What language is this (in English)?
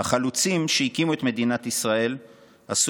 Hebrew